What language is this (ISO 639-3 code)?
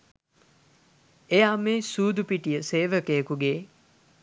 sin